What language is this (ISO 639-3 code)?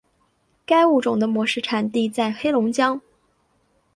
zho